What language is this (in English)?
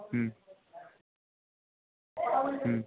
Bangla